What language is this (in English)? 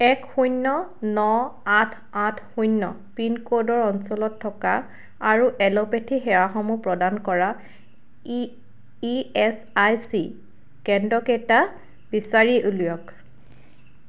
Assamese